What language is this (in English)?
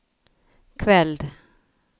Norwegian